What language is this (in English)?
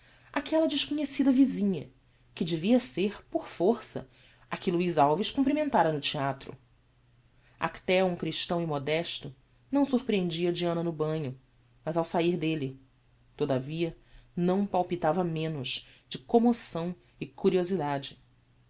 Portuguese